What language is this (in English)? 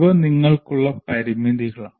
Malayalam